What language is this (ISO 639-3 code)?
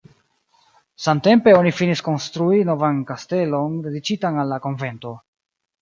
epo